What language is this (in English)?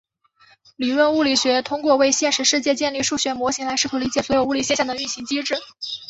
Chinese